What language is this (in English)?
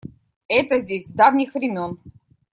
Russian